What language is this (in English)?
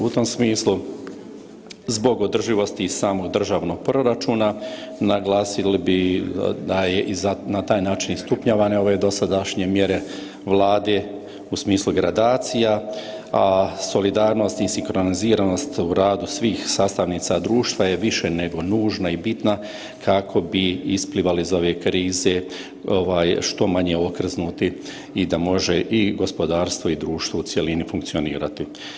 Croatian